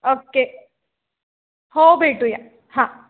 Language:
Marathi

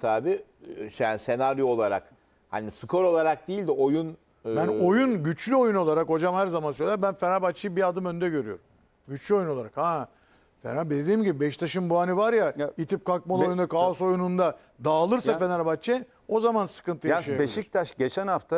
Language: Turkish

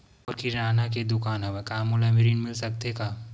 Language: Chhattisgarhi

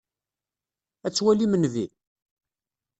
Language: Kabyle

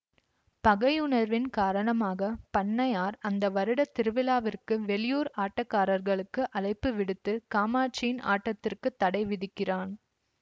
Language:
Tamil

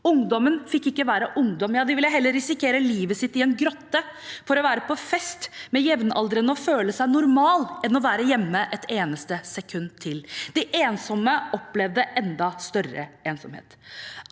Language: Norwegian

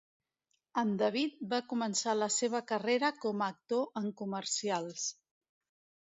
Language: Catalan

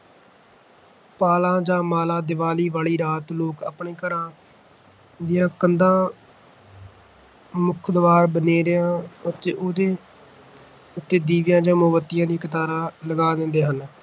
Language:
Punjabi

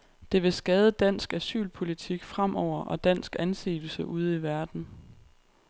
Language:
Danish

